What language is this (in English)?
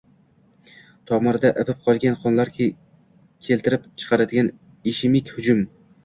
Uzbek